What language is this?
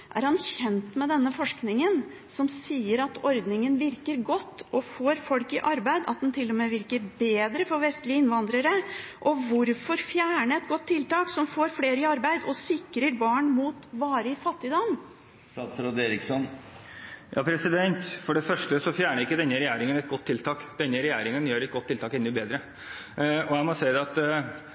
Norwegian Bokmål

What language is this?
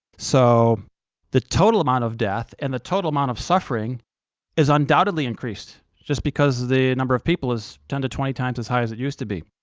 English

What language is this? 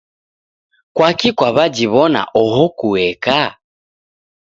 Taita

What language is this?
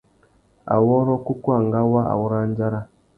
Tuki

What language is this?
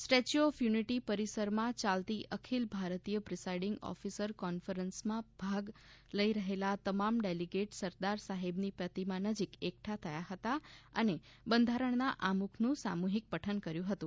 Gujarati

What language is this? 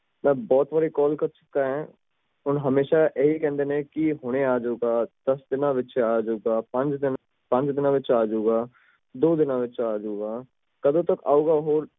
Punjabi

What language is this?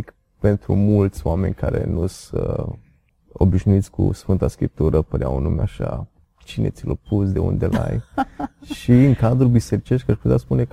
Romanian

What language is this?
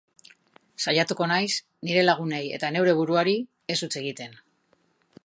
Basque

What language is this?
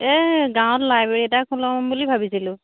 Assamese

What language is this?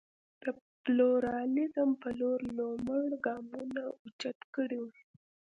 Pashto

